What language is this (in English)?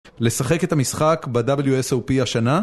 Hebrew